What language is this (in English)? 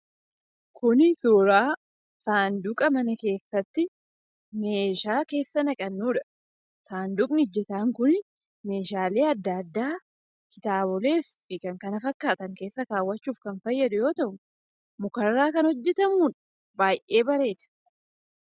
Oromo